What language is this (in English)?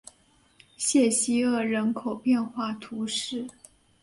Chinese